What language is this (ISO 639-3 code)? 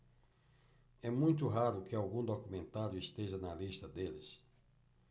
por